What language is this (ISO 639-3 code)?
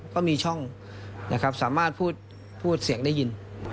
tha